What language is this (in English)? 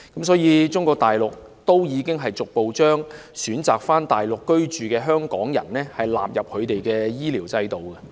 Cantonese